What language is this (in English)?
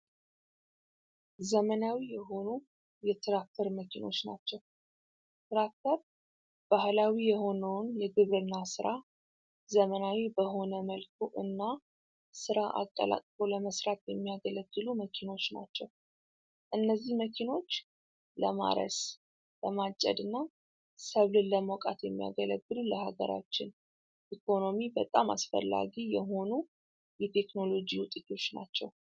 Amharic